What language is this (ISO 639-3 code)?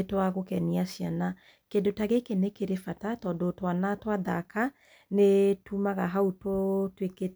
kik